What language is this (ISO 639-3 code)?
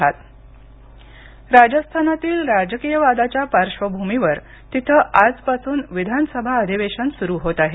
mar